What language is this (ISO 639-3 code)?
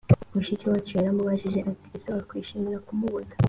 kin